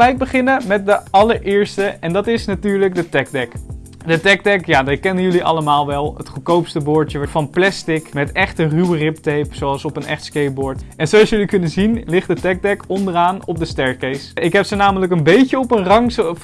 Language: Dutch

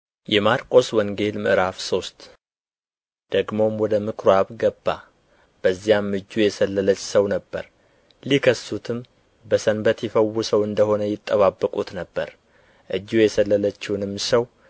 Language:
Amharic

